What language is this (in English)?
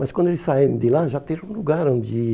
Portuguese